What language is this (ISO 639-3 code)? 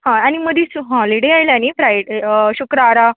kok